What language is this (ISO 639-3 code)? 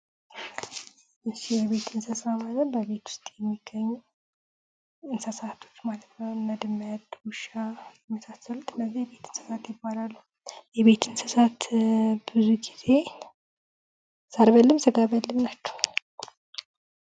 amh